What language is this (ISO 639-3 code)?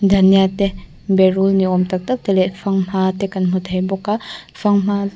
lus